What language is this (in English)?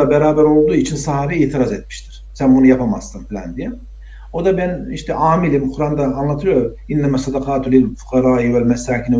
Turkish